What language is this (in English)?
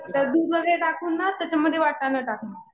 Marathi